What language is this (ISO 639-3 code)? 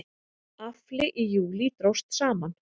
isl